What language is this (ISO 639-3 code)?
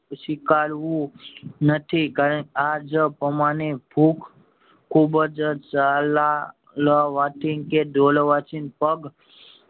guj